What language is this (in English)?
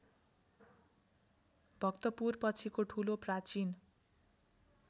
Nepali